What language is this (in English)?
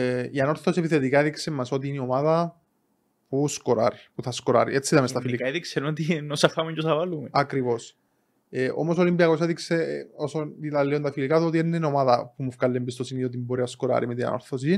Greek